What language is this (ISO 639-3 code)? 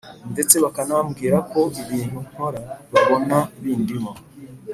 kin